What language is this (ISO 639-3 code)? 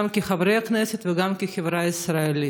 heb